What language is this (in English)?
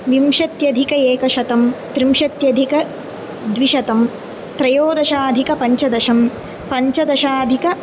Sanskrit